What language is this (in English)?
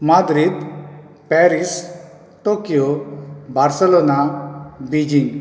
Konkani